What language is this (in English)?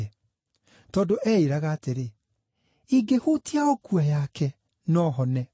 Kikuyu